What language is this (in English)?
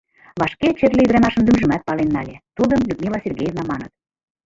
Mari